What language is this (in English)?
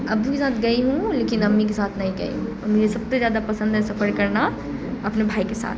Urdu